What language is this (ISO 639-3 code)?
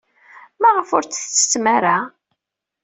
kab